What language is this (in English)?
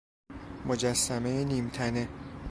Persian